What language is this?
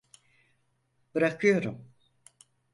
Turkish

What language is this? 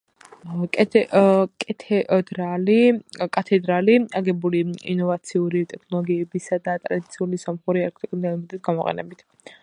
Georgian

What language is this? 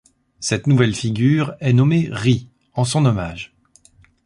French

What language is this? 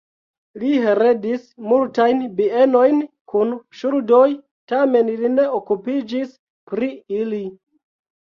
Esperanto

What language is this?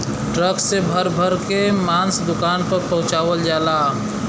Bhojpuri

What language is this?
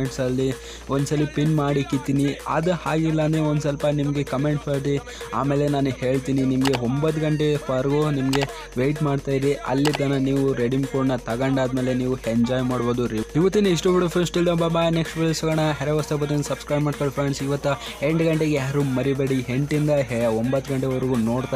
Hindi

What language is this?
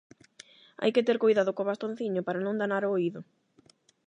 Galician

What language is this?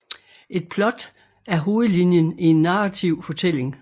Danish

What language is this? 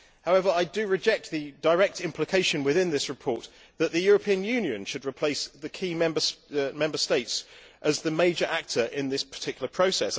English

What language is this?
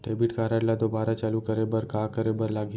Chhattisgarhi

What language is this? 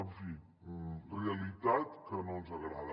Catalan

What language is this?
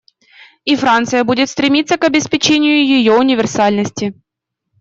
Russian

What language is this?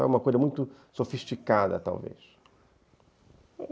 Portuguese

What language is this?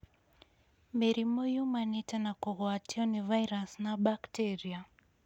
Kikuyu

